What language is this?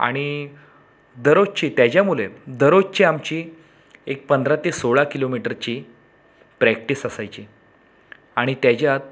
Marathi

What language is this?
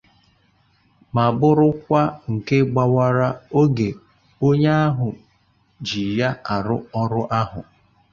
Igbo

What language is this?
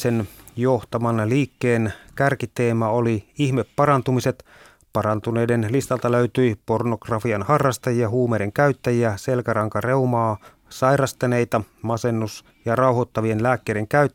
Finnish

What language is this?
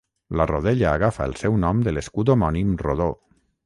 Catalan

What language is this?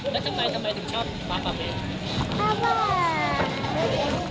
Thai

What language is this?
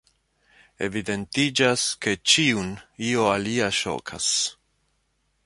Esperanto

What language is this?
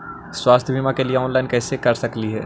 Magahi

